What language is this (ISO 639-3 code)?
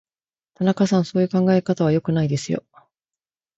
jpn